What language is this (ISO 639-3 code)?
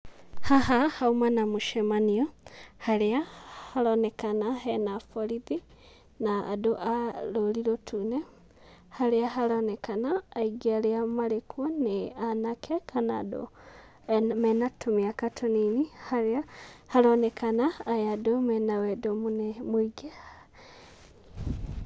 kik